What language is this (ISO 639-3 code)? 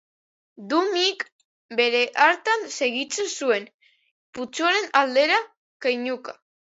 eus